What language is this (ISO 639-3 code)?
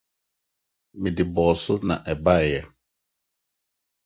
aka